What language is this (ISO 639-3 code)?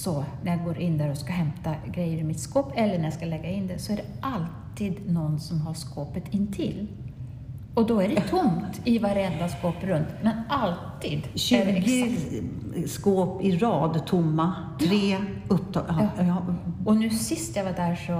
swe